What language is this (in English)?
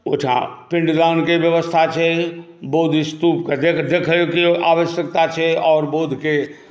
Maithili